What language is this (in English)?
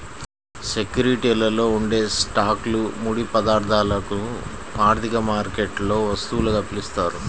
Telugu